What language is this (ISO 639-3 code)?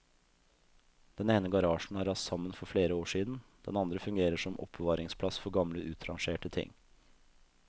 nor